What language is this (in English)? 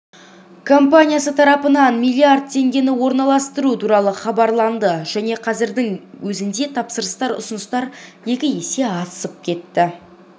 Kazakh